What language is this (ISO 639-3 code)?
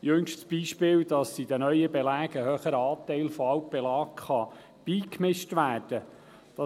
gsw